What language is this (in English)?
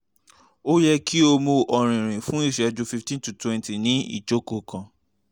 Yoruba